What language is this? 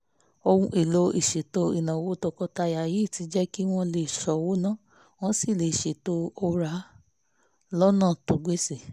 Yoruba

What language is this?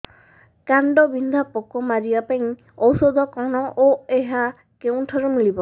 Odia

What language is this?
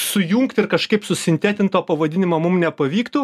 Lithuanian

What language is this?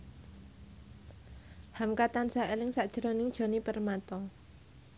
Javanese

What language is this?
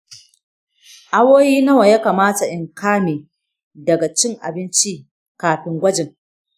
Hausa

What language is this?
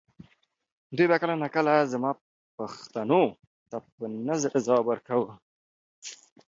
Pashto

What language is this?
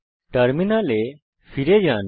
Bangla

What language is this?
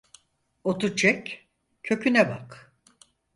Turkish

